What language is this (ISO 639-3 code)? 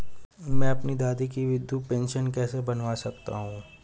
hin